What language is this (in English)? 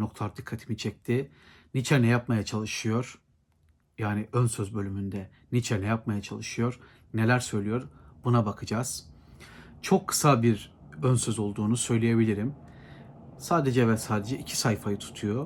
Turkish